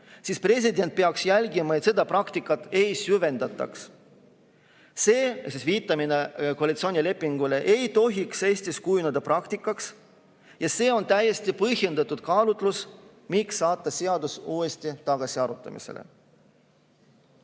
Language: Estonian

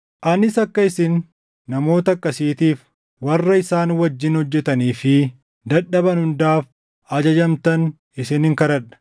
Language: Oromo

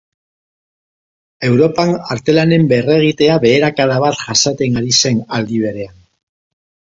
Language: Basque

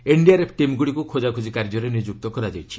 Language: Odia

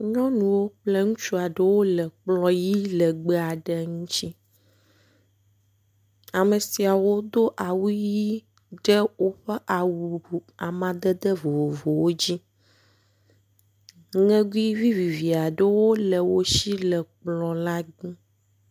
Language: Ewe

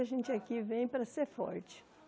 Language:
Portuguese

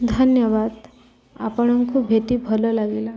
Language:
Odia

